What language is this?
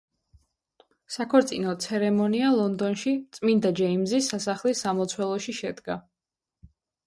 Georgian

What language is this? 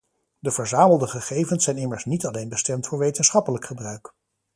Dutch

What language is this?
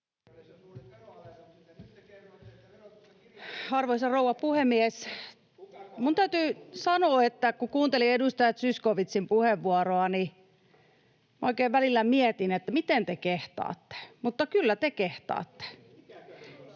Finnish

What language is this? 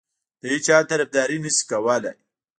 Pashto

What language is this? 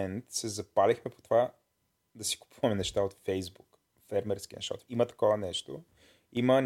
Bulgarian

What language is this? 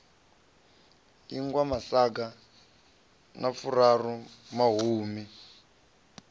Venda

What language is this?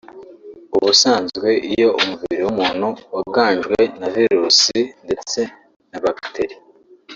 Kinyarwanda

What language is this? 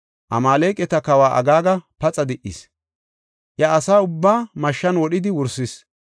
Gofa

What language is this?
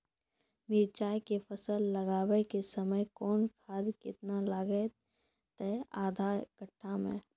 Maithili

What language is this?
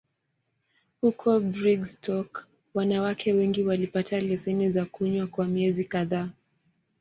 Swahili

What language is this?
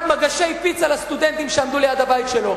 Hebrew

